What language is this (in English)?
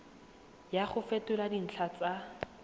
Tswana